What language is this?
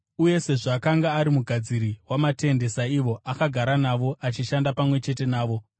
Shona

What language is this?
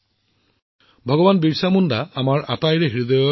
Assamese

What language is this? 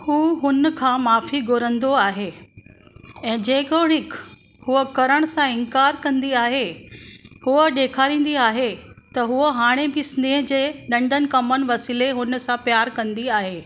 Sindhi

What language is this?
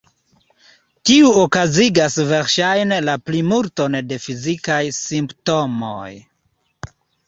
Esperanto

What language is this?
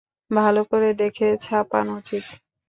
Bangla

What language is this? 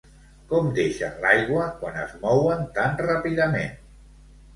Catalan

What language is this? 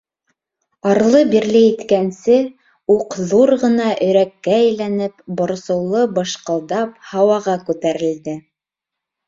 Bashkir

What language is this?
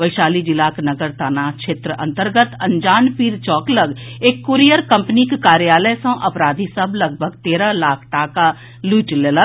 Maithili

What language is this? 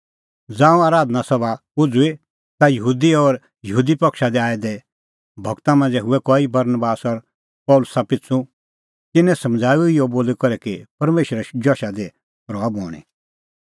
Kullu Pahari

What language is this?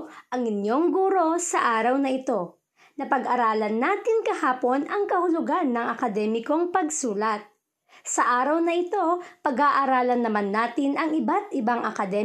Filipino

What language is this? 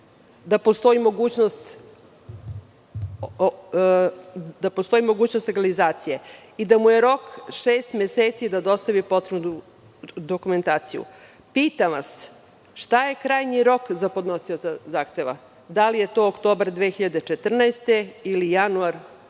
Serbian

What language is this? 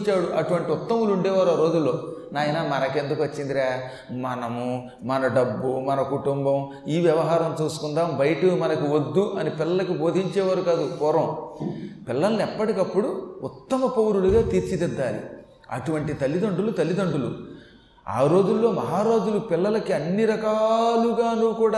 Telugu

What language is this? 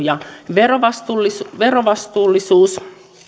Finnish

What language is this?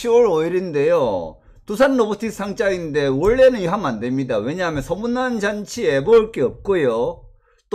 Korean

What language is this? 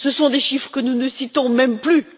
French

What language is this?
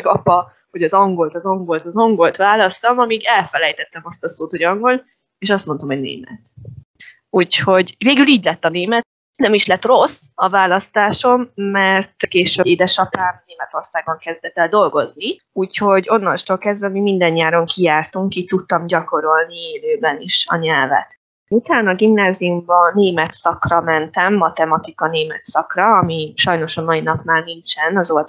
Hungarian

